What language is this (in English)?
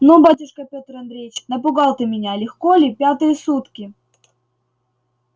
Russian